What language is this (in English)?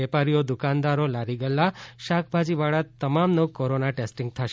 Gujarati